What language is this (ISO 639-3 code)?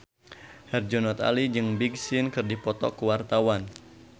sun